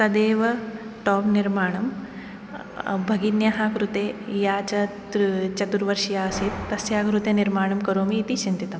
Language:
Sanskrit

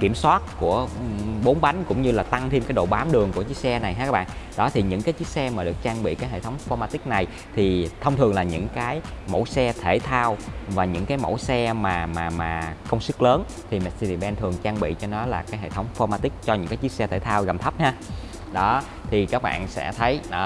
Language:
Vietnamese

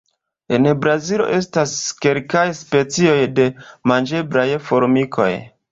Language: Esperanto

